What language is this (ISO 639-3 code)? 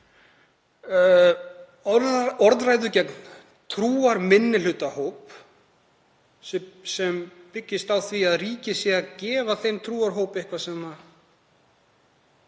isl